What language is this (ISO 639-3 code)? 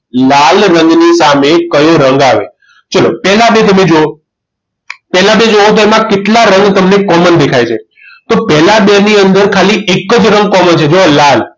guj